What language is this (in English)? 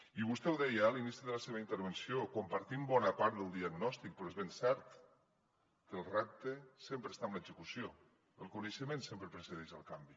Catalan